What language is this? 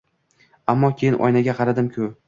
Uzbek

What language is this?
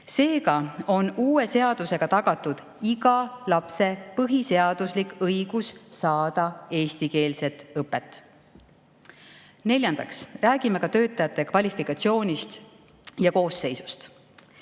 Estonian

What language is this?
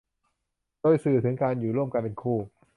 Thai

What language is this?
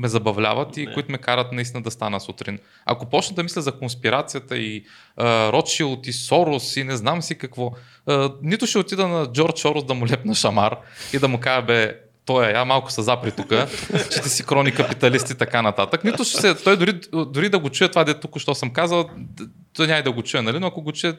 Bulgarian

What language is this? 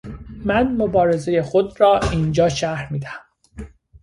Persian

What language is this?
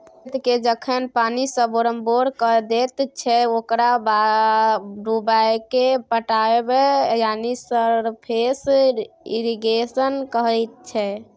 Maithili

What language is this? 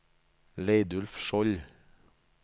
Norwegian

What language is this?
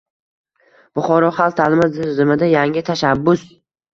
Uzbek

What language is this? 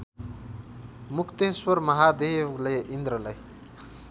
Nepali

